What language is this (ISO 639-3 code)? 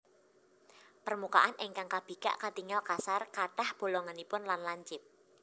jav